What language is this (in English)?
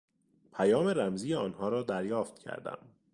Persian